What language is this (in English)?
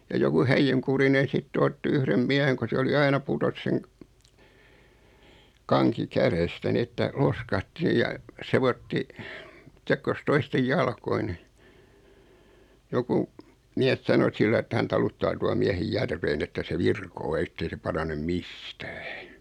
Finnish